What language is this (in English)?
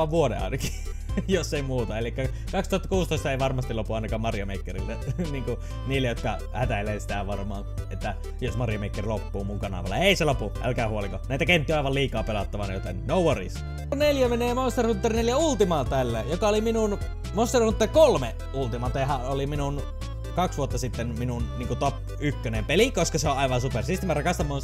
Finnish